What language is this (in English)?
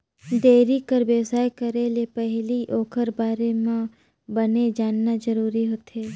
Chhattisgarhi